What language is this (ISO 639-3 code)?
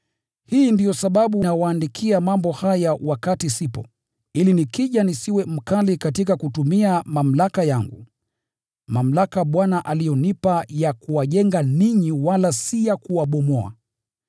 swa